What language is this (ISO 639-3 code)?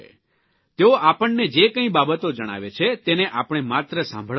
guj